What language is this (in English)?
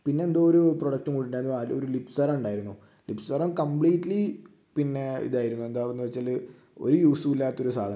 Malayalam